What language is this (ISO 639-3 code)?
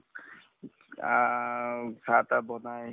asm